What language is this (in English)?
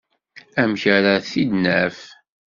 Kabyle